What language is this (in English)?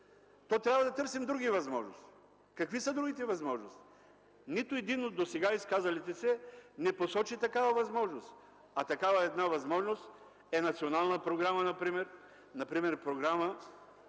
Bulgarian